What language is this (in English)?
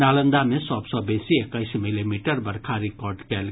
Maithili